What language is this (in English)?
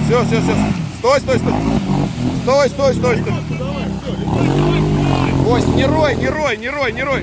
Russian